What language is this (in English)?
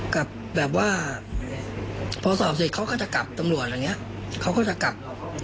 Thai